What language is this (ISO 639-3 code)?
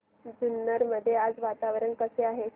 mar